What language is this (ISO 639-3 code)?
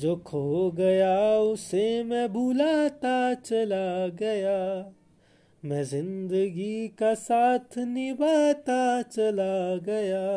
hin